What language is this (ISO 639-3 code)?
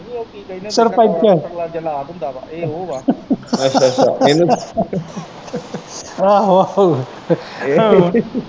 pan